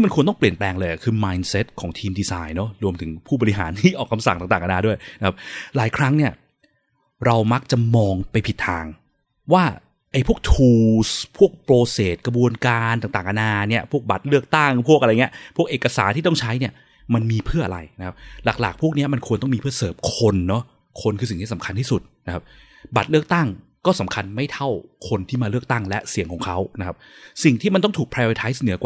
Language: Thai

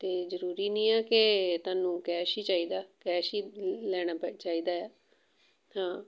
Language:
Punjabi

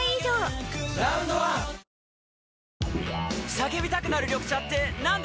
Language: Japanese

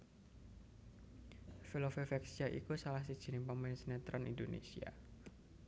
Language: Javanese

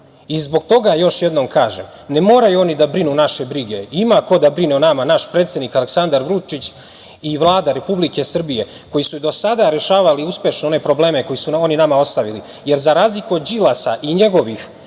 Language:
Serbian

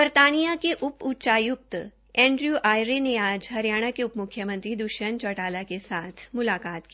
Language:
Hindi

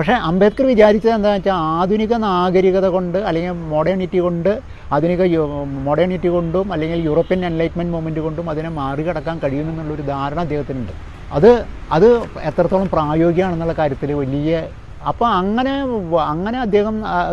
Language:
Malayalam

